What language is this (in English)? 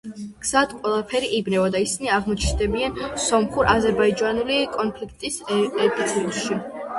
Georgian